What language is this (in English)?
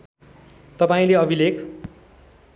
Nepali